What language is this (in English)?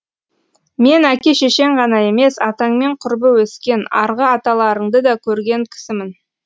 Kazakh